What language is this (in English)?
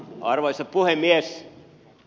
Finnish